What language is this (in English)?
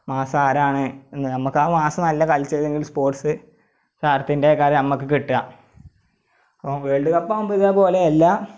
Malayalam